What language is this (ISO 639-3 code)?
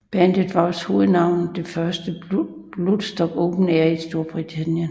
dan